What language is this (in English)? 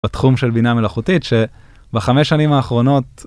Hebrew